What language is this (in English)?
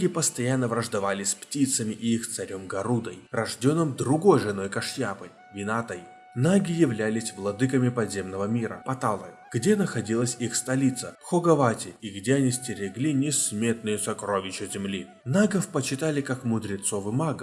Russian